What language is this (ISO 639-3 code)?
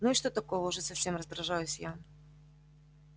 rus